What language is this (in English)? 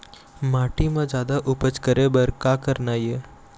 Chhattisgarhi